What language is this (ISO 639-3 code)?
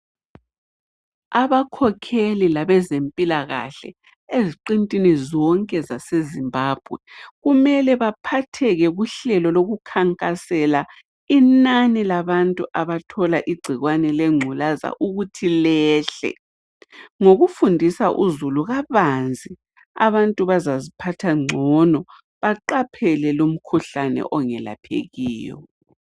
nde